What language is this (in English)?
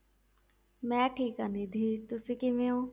Punjabi